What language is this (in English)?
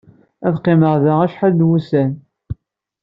Kabyle